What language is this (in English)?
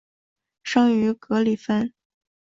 Chinese